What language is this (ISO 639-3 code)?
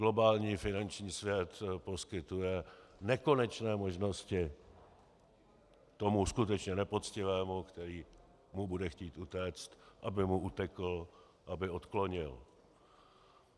ces